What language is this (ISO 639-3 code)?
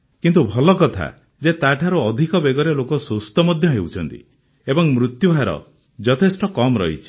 ori